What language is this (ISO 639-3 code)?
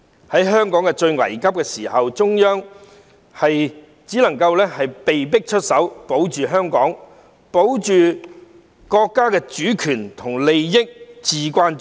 yue